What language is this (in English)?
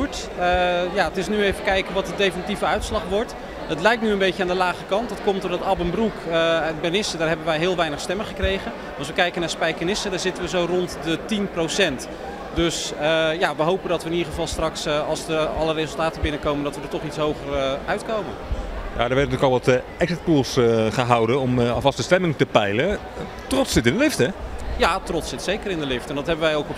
Dutch